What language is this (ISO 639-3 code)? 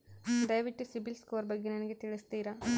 kan